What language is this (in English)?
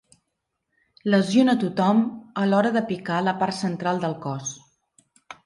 Catalan